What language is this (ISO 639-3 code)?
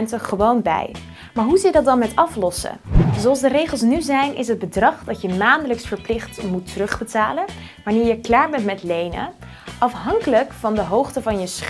nld